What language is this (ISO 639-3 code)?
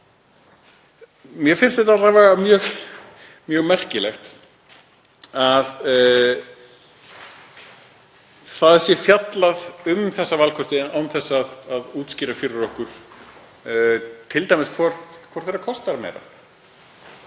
isl